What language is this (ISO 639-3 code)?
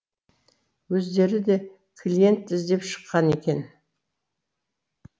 kaz